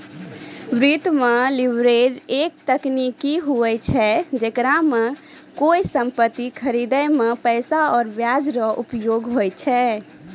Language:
Maithili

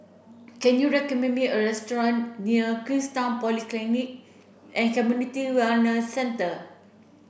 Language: English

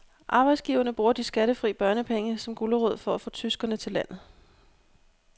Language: Danish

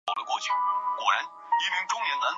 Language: Chinese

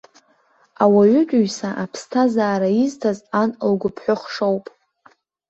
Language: Abkhazian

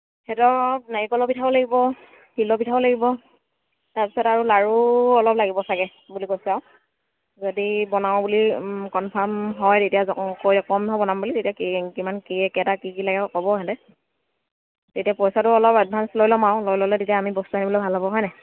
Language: Assamese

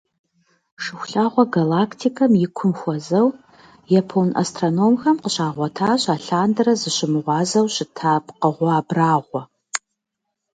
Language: Kabardian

